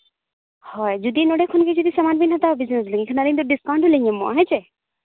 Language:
Santali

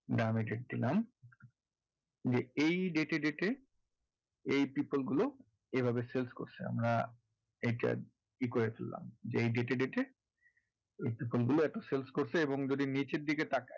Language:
Bangla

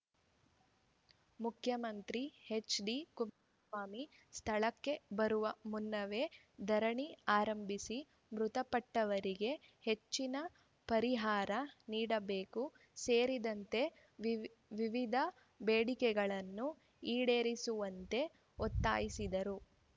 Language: Kannada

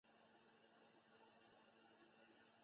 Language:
Chinese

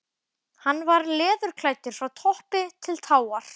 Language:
Icelandic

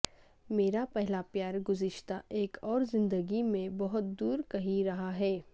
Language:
Urdu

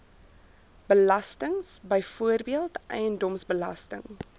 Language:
Afrikaans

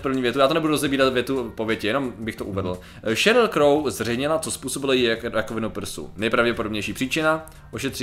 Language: Czech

